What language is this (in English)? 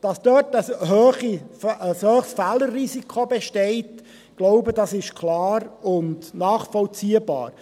Swiss German